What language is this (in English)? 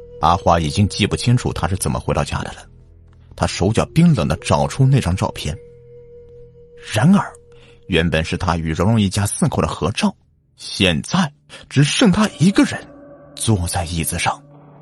Chinese